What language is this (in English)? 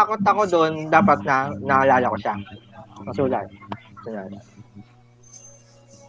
Filipino